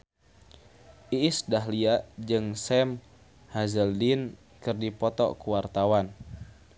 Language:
Sundanese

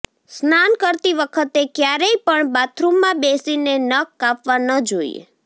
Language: Gujarati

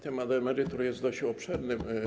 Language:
Polish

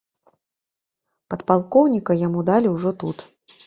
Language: Belarusian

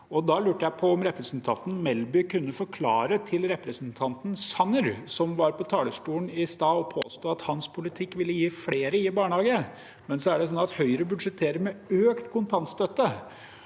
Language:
Norwegian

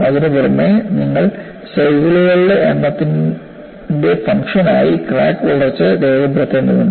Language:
Malayalam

